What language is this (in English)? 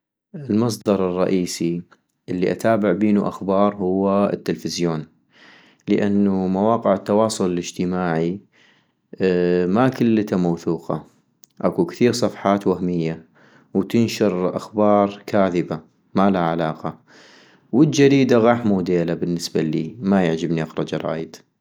North Mesopotamian Arabic